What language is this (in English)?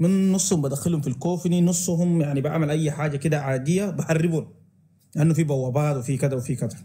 Arabic